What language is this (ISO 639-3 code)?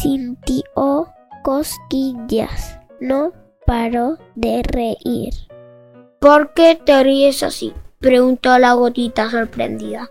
spa